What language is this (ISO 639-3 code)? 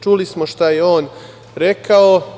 srp